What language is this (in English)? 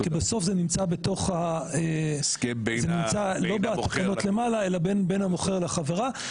Hebrew